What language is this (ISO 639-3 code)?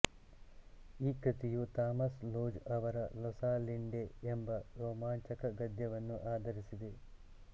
kan